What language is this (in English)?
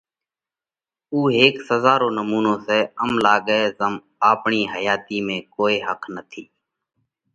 Parkari Koli